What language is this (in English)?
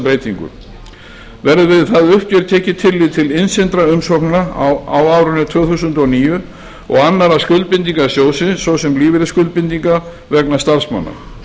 Icelandic